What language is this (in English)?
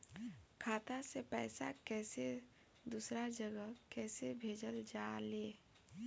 Bhojpuri